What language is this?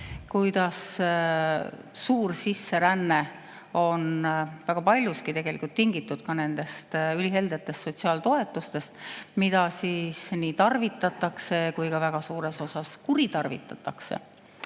Estonian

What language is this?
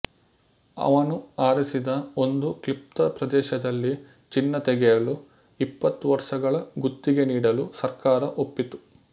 Kannada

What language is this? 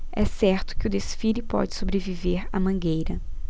Portuguese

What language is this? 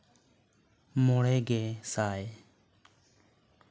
Santali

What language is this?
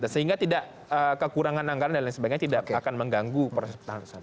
Indonesian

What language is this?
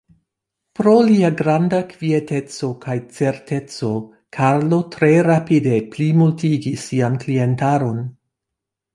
Esperanto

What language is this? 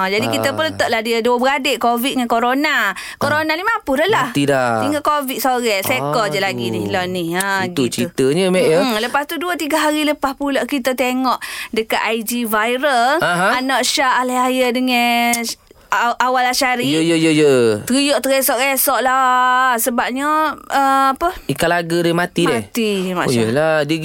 Malay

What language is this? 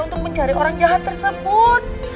Indonesian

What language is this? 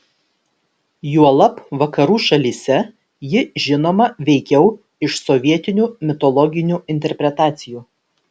Lithuanian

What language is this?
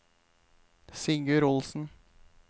Norwegian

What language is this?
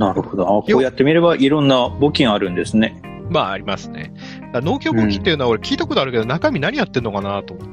Japanese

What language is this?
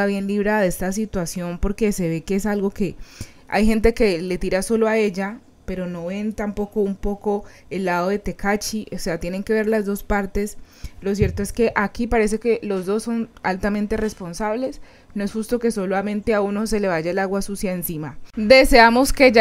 Spanish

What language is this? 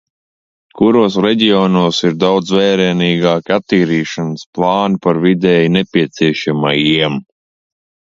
Latvian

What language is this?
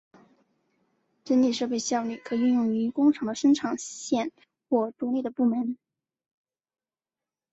Chinese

